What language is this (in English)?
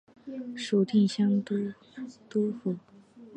Chinese